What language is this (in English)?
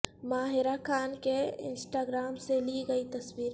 Urdu